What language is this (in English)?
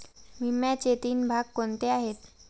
Marathi